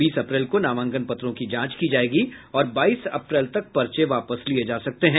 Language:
Hindi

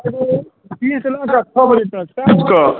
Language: Maithili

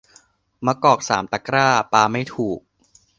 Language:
Thai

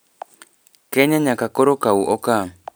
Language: Luo (Kenya and Tanzania)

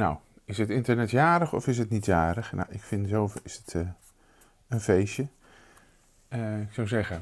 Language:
Dutch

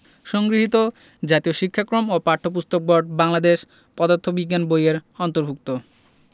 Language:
Bangla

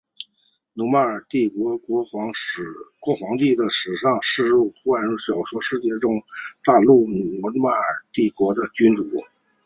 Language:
Chinese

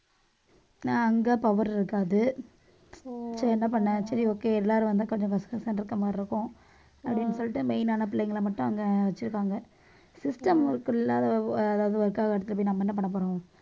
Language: Tamil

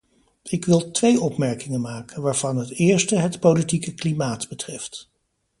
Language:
Dutch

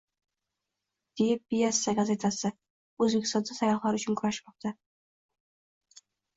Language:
Uzbek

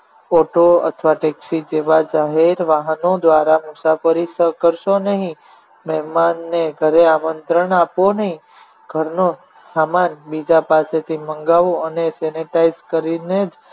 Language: Gujarati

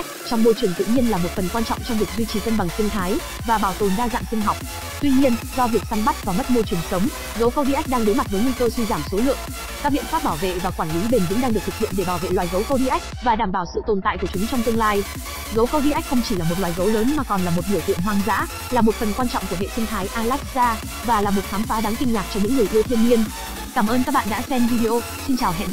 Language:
Vietnamese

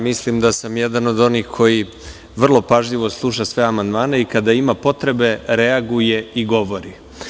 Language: Serbian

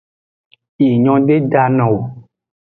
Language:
Aja (Benin)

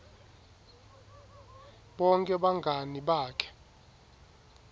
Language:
Swati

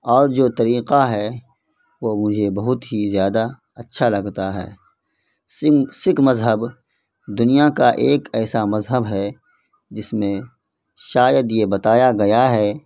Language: Urdu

